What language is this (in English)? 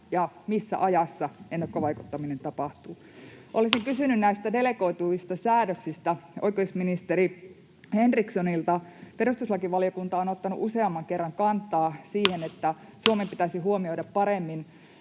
Finnish